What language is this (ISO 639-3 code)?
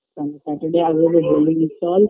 ben